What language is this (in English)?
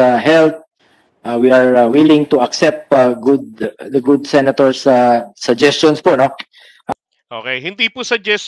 Filipino